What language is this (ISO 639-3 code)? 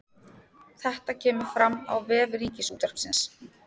isl